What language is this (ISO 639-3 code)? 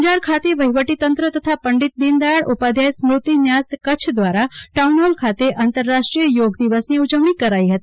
guj